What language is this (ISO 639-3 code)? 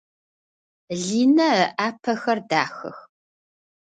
ady